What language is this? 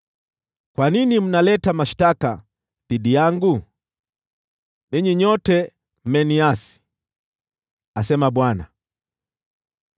Swahili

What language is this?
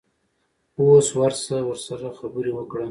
Pashto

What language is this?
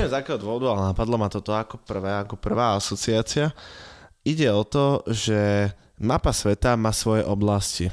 Slovak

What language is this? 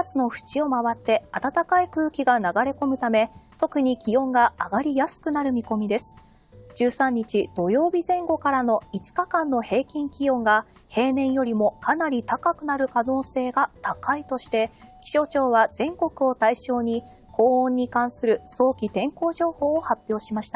Japanese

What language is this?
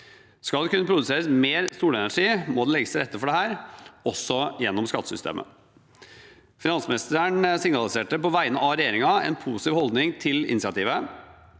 Norwegian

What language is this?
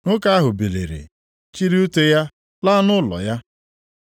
Igbo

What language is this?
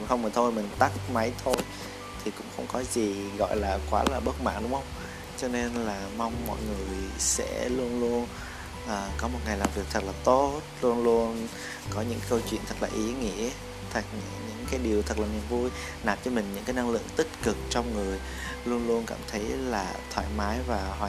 Vietnamese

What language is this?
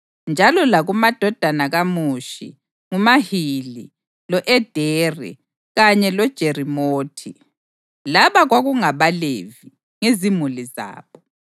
North Ndebele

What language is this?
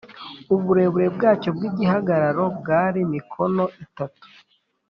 Kinyarwanda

